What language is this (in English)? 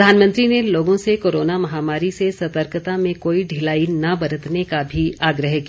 Hindi